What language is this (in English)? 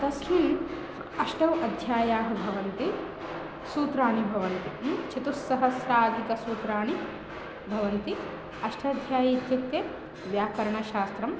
Sanskrit